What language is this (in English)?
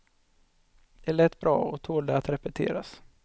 Swedish